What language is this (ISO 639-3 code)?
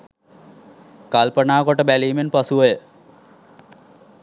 sin